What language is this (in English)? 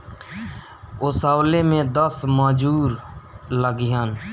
Bhojpuri